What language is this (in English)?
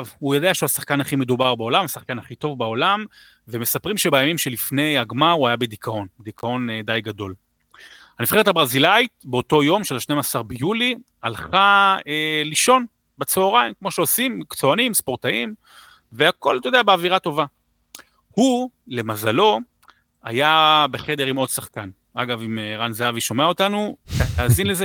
Hebrew